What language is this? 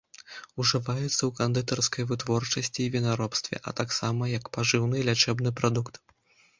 Belarusian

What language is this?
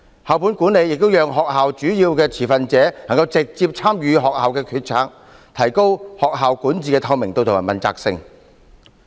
Cantonese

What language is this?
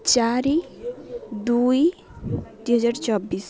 Odia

